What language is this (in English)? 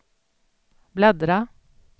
Swedish